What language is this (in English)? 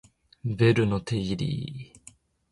Japanese